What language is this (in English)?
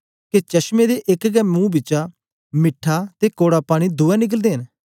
Dogri